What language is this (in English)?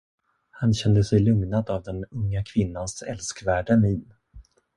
Swedish